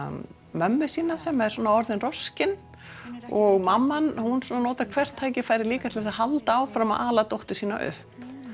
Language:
Icelandic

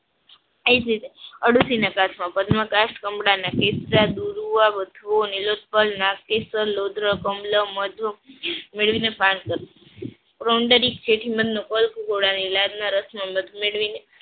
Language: Gujarati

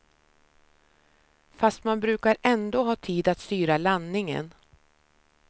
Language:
Swedish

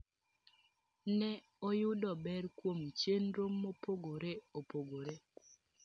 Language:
Luo (Kenya and Tanzania)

